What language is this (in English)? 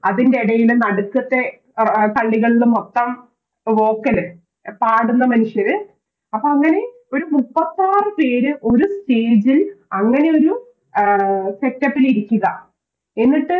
Malayalam